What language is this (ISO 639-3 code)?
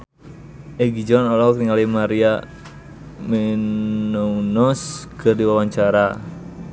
sun